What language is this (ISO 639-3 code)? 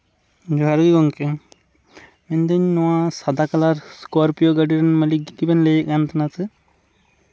sat